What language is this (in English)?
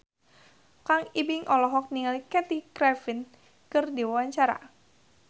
Sundanese